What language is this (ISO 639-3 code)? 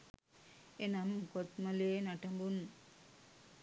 sin